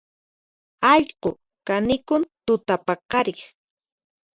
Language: Puno Quechua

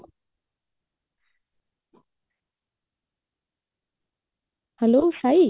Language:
Odia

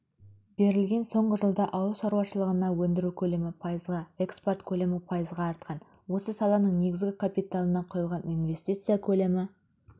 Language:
Kazakh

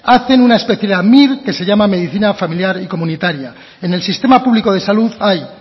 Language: Spanish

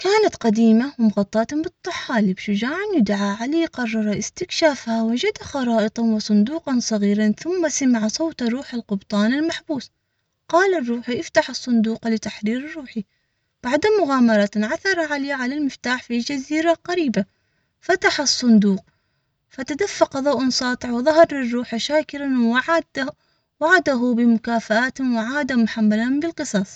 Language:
Omani Arabic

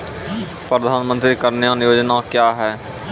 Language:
Maithili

